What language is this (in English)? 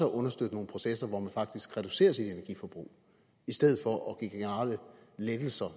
Danish